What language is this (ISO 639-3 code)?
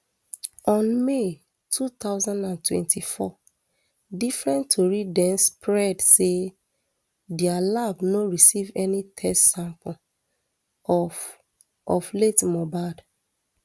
pcm